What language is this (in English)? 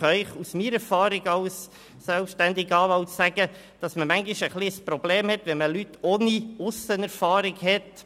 Swiss German